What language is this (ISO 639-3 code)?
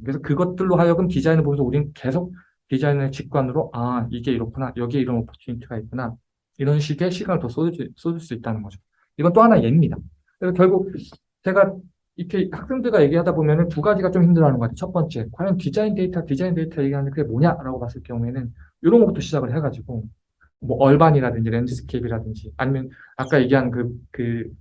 kor